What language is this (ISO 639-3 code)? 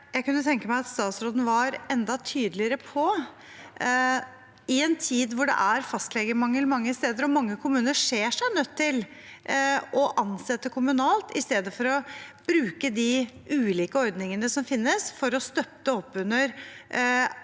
nor